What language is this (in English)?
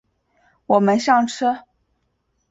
Chinese